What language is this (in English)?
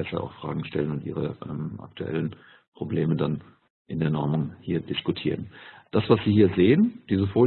German